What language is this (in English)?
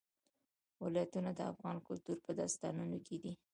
Pashto